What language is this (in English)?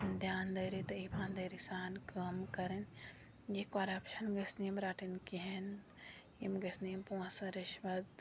Kashmiri